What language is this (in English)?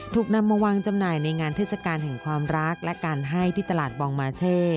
Thai